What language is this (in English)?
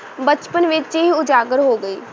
Punjabi